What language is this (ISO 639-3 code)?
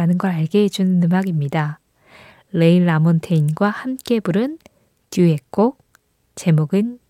kor